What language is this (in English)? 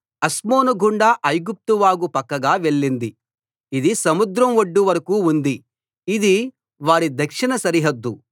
Telugu